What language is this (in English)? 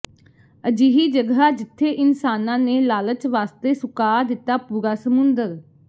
Punjabi